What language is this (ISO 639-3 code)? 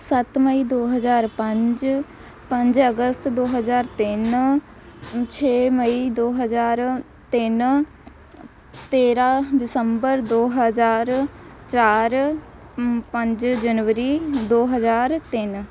pan